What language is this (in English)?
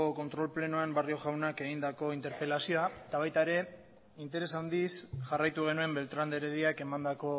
Basque